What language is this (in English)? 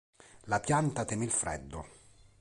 Italian